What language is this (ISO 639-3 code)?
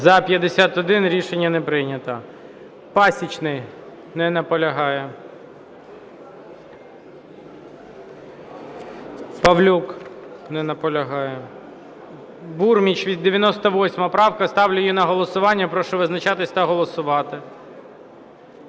ukr